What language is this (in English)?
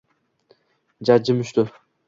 Uzbek